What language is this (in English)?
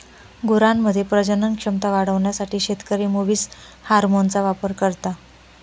Marathi